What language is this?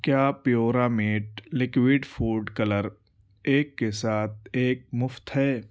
Urdu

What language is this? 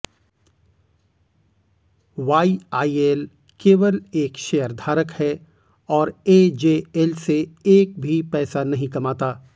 Hindi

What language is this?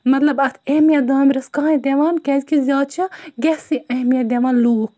Kashmiri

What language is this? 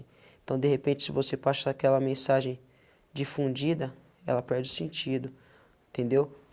Portuguese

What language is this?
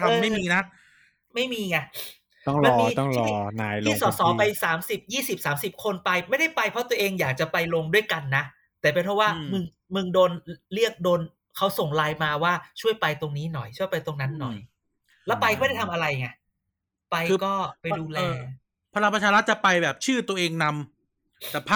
Thai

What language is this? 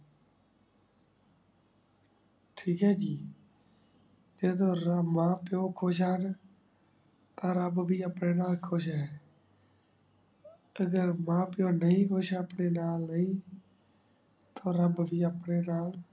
Punjabi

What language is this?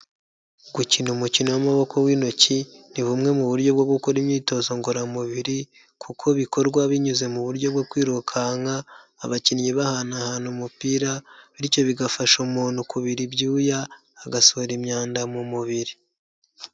Kinyarwanda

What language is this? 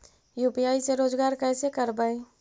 Magahi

